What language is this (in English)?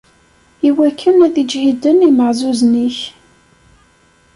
Kabyle